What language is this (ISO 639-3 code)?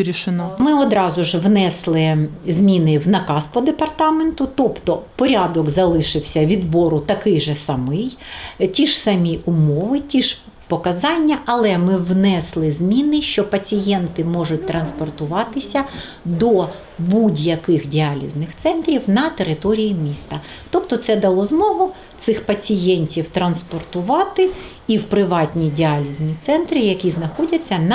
ukr